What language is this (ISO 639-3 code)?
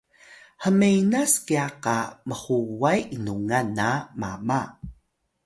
tay